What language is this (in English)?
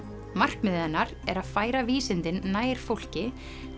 Icelandic